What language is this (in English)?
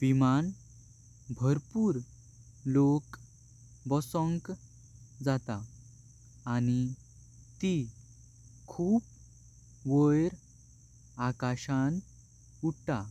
Konkani